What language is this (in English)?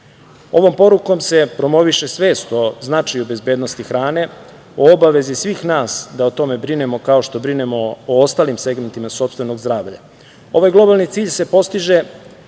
Serbian